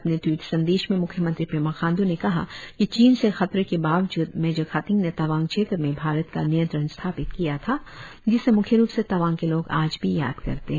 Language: Hindi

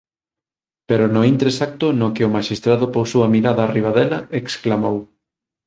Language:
Galician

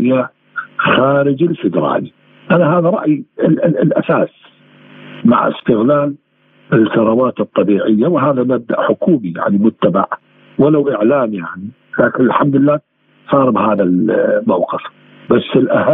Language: Arabic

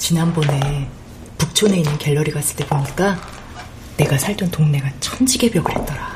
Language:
Korean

